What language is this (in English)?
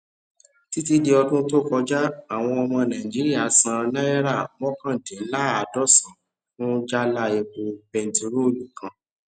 Yoruba